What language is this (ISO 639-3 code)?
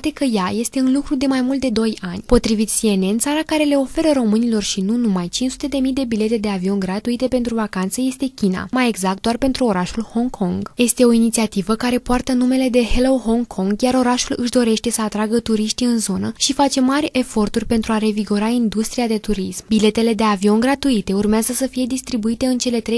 ron